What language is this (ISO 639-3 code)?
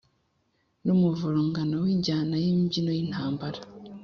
kin